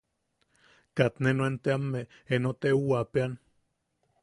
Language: Yaqui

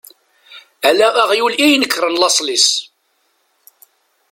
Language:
Kabyle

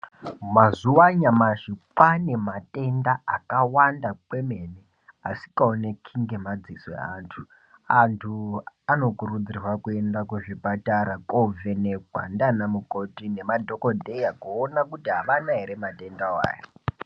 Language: Ndau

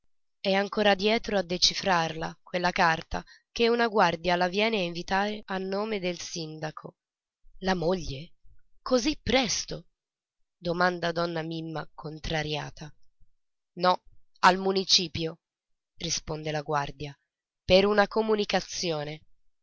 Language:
Italian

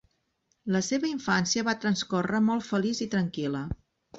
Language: Catalan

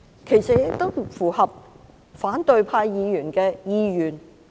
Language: Cantonese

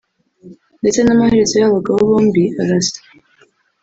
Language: Kinyarwanda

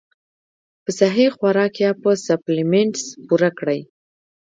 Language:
Pashto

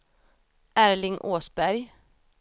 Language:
Swedish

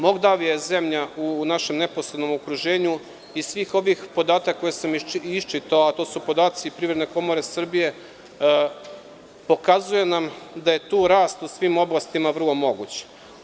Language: Serbian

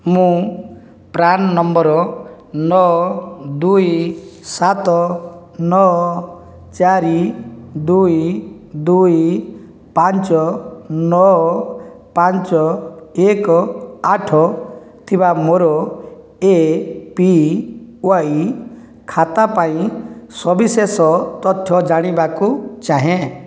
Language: Odia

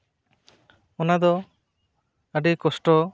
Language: Santali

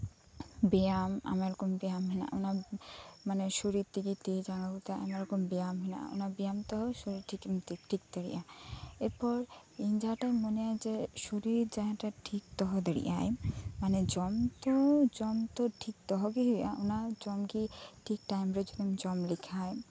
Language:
Santali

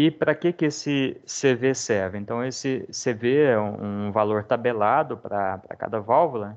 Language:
Portuguese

